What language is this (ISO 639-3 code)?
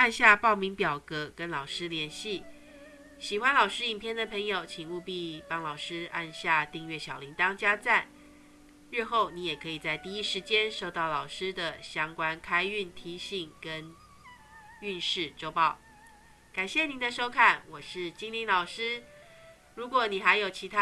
zho